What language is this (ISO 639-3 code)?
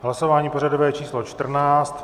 ces